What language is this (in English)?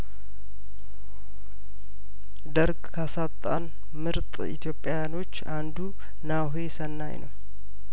Amharic